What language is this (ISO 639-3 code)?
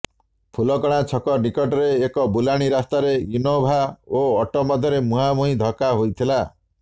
ori